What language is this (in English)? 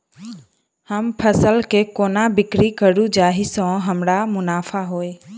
Maithili